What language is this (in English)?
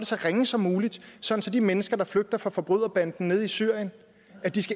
Danish